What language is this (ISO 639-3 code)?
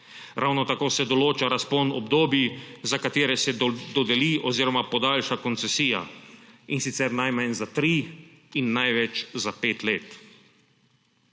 slv